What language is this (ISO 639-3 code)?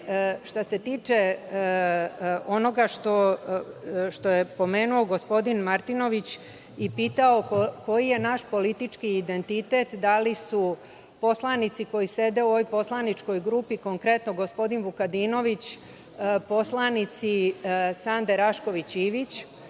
srp